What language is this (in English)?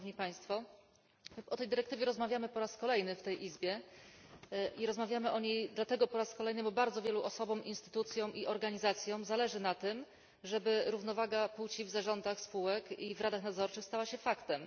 Polish